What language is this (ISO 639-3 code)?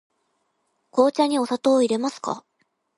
jpn